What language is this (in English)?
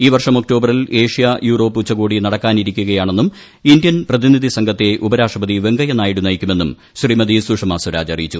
Malayalam